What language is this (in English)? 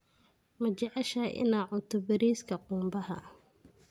Somali